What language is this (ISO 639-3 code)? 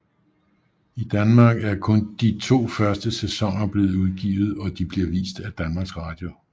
dan